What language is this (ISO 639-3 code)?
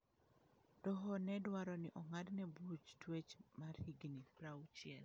luo